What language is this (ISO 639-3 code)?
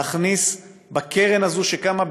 heb